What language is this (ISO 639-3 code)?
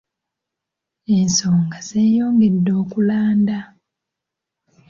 lug